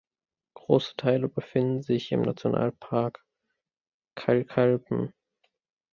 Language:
German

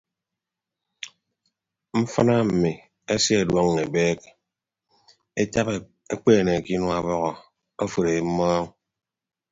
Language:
Ibibio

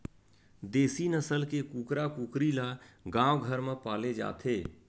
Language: Chhattisgarhi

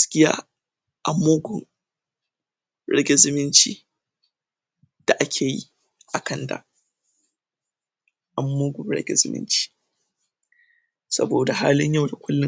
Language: Hausa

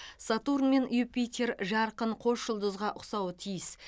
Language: Kazakh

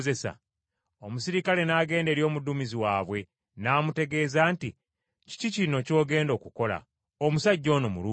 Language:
Ganda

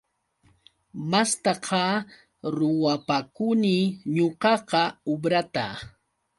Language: Yauyos Quechua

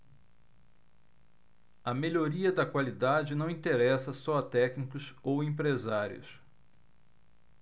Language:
Portuguese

